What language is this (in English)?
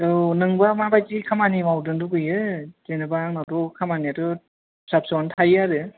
Bodo